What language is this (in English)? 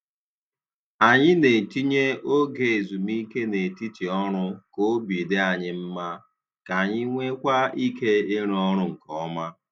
Igbo